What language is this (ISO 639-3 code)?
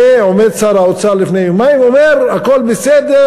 heb